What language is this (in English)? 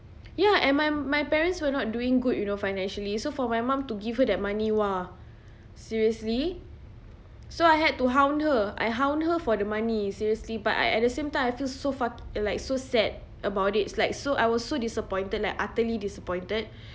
English